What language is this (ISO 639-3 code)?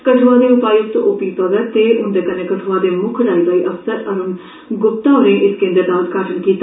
doi